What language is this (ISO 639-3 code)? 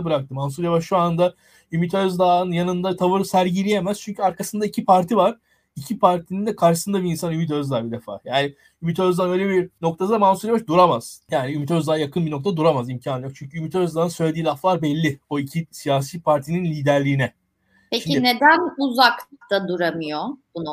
tur